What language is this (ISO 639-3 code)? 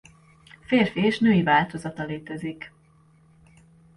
hun